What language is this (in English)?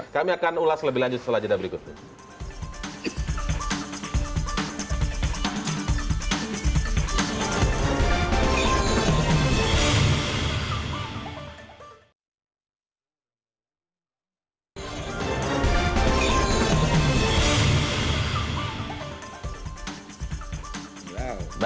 Indonesian